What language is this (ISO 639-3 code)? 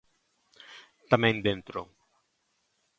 glg